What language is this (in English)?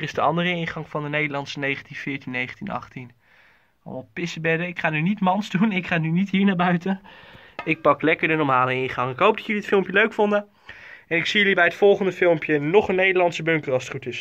Dutch